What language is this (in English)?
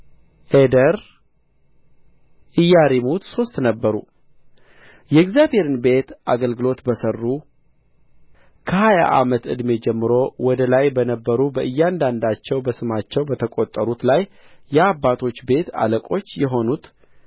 Amharic